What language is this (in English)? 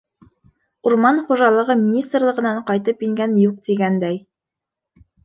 Bashkir